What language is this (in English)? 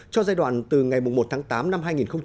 Vietnamese